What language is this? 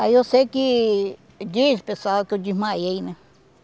Portuguese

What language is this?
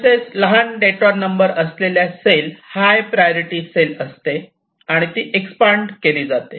Marathi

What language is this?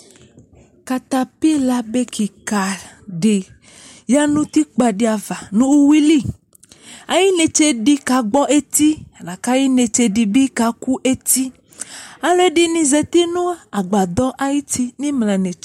Ikposo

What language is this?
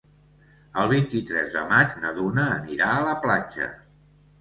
Catalan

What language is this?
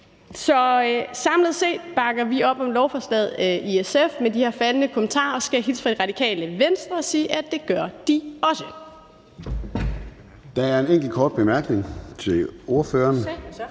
Danish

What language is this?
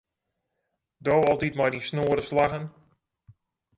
Western Frisian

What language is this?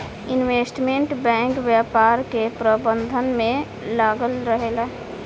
Bhojpuri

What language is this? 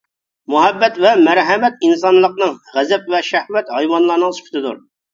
Uyghur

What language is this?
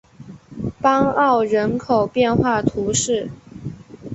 Chinese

